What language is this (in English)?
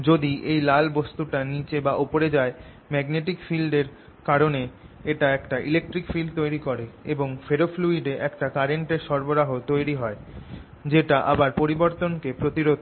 Bangla